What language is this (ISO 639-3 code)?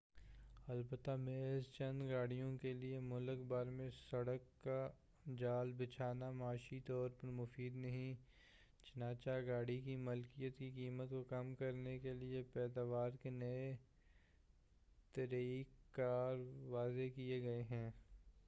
urd